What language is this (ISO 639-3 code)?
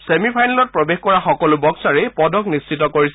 asm